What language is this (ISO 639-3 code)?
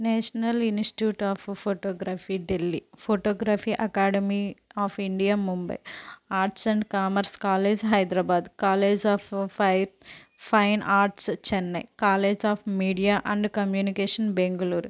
tel